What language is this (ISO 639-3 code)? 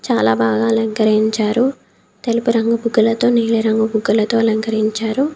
tel